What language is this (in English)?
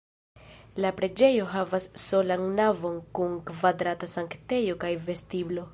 Esperanto